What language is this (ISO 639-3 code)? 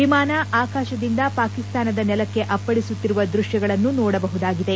kan